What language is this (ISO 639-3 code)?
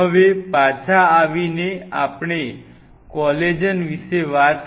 guj